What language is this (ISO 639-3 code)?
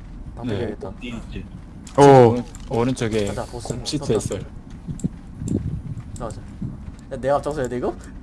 kor